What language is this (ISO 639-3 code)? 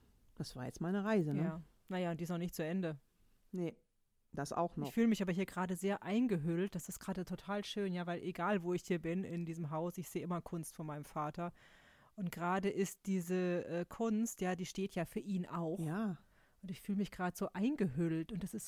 deu